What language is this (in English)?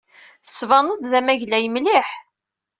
Kabyle